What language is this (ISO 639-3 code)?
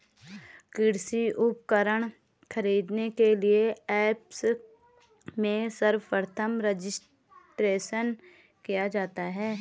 hin